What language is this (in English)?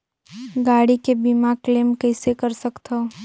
Chhattisgarhi